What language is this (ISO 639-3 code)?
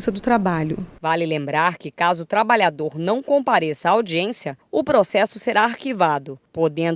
por